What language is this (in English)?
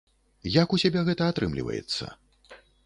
Belarusian